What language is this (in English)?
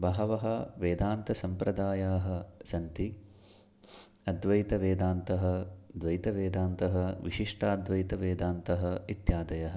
Sanskrit